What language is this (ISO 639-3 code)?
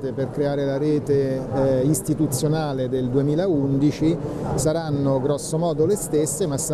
ita